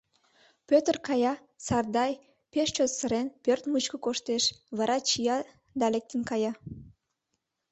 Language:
Mari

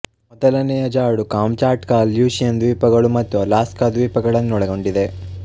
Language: Kannada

